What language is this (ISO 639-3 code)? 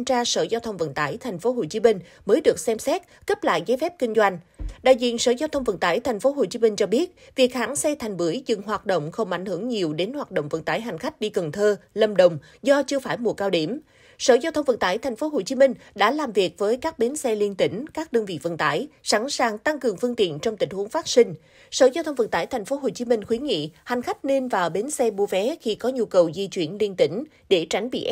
vie